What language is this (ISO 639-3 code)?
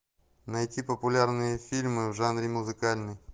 rus